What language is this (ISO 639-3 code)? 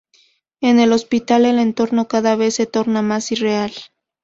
spa